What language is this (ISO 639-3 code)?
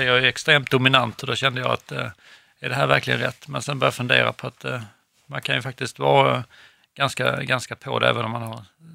swe